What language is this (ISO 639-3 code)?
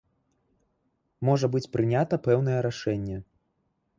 bel